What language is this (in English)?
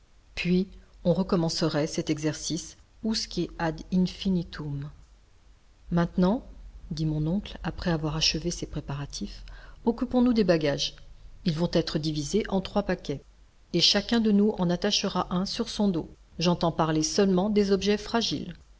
French